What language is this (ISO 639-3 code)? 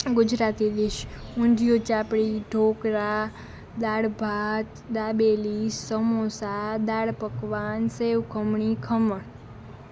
guj